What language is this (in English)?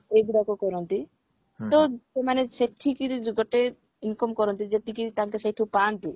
Odia